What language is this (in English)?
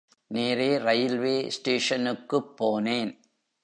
Tamil